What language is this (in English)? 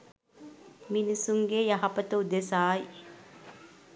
Sinhala